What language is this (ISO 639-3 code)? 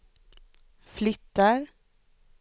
swe